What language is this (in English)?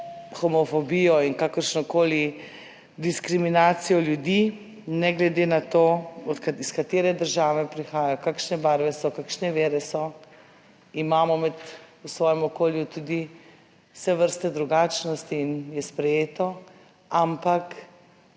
Slovenian